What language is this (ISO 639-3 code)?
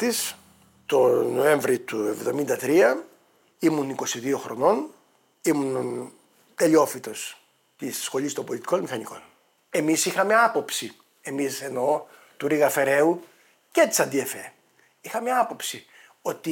ell